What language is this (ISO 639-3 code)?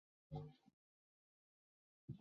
zho